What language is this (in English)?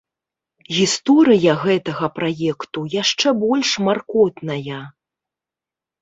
Belarusian